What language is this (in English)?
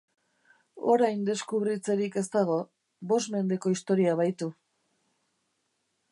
Basque